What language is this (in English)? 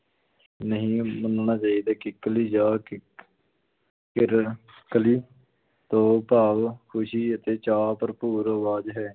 Punjabi